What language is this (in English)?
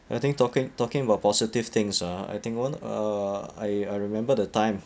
English